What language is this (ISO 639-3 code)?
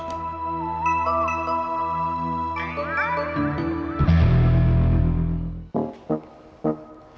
ind